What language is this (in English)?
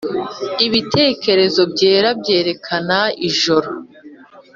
Kinyarwanda